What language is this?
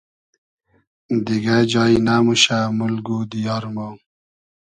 Hazaragi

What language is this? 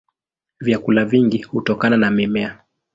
Swahili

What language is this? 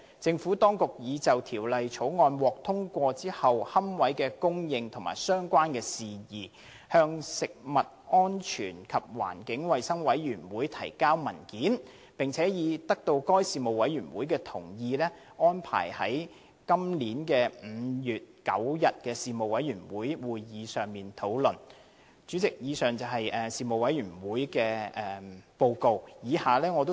Cantonese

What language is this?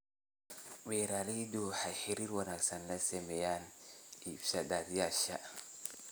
Somali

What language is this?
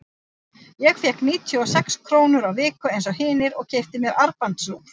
Icelandic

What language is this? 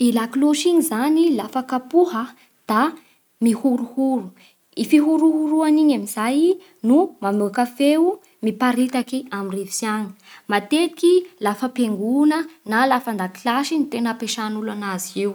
Bara Malagasy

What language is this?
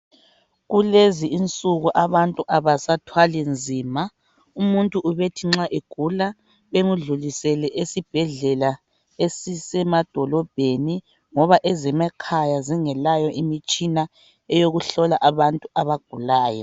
North Ndebele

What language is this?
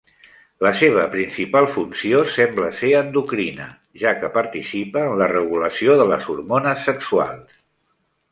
Catalan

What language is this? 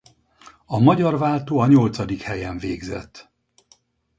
Hungarian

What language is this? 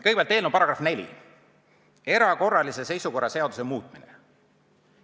Estonian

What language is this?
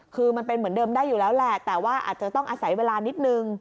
Thai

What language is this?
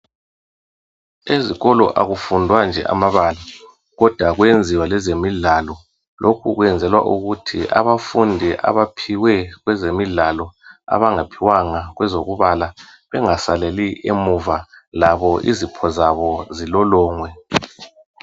North Ndebele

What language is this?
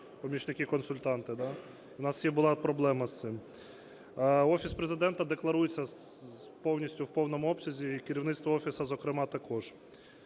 Ukrainian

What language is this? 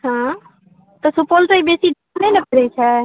Maithili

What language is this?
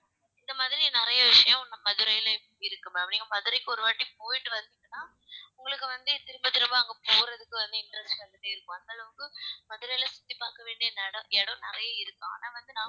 Tamil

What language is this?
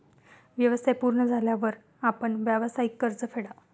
Marathi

